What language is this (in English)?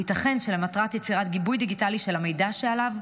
Hebrew